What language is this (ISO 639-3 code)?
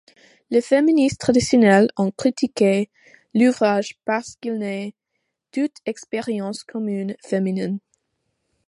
fra